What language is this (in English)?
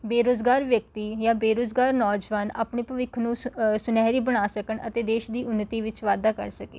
Punjabi